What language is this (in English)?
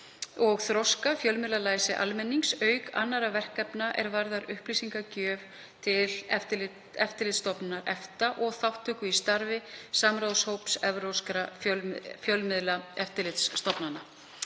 Icelandic